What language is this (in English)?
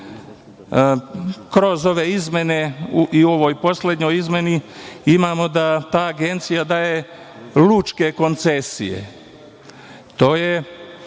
Serbian